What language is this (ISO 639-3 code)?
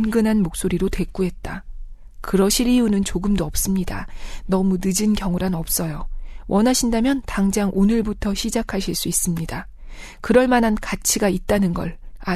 kor